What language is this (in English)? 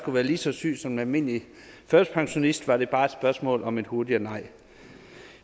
Danish